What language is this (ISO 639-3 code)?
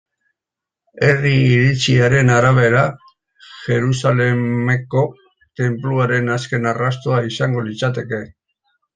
eus